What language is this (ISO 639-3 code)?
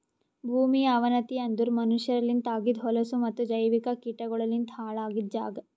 kan